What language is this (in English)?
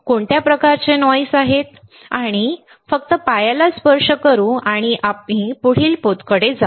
Marathi